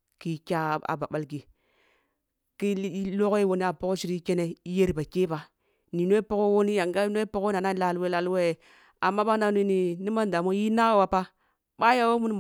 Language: Kulung (Nigeria)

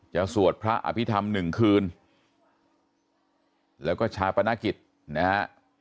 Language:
Thai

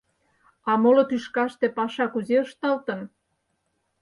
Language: Mari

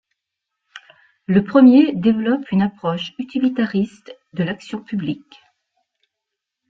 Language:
French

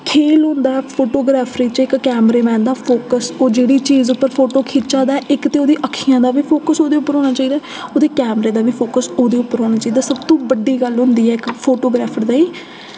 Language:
Dogri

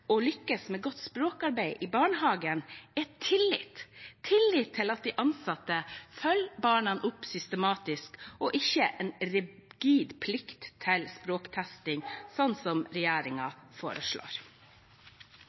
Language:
Norwegian Bokmål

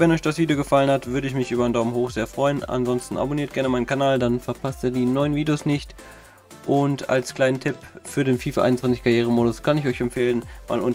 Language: German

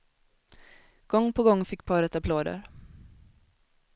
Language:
Swedish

